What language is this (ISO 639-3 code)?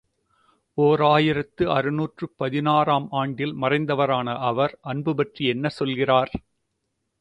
tam